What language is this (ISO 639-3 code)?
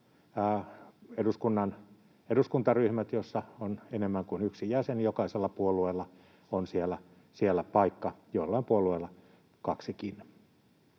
fin